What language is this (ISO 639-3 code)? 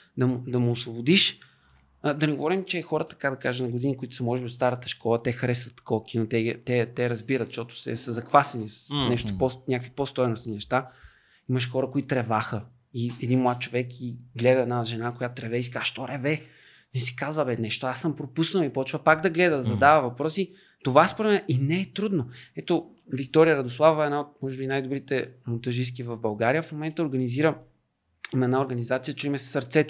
bul